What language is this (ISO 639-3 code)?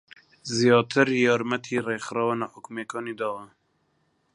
ckb